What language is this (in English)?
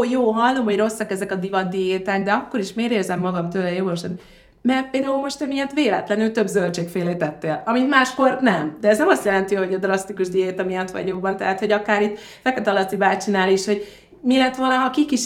Hungarian